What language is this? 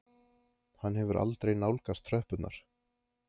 Icelandic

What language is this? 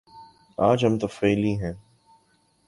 Urdu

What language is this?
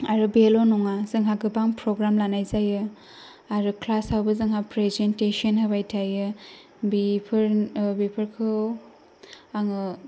Bodo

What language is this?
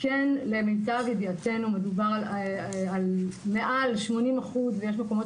Hebrew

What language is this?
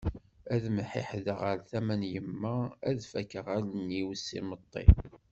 Kabyle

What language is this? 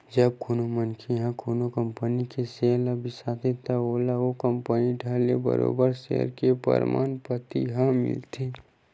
Chhattisgarhi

